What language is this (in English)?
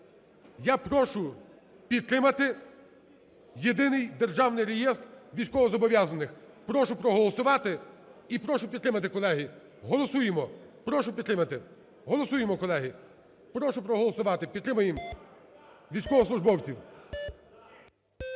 Ukrainian